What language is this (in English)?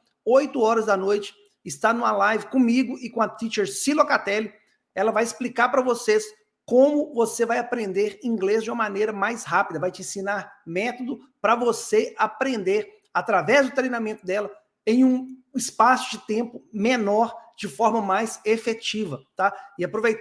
Portuguese